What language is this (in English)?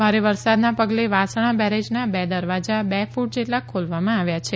Gujarati